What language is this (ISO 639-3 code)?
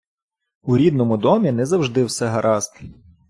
ukr